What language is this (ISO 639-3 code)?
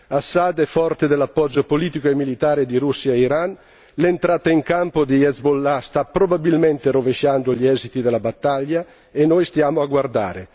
ita